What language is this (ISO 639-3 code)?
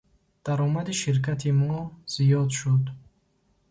tgk